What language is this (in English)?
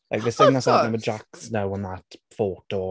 Welsh